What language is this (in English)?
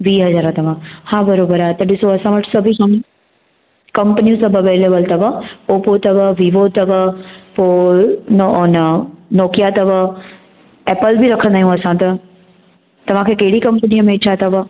Sindhi